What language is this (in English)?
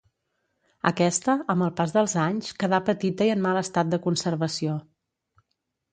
Catalan